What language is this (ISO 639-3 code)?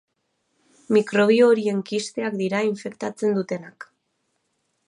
eus